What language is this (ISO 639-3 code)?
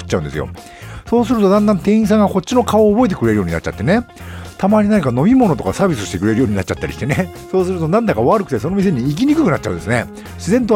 jpn